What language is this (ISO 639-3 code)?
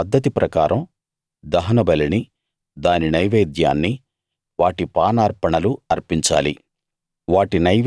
tel